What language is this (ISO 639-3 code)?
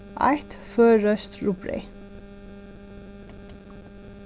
fao